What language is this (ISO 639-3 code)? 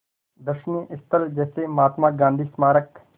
hin